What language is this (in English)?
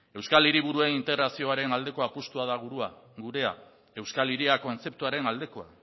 Basque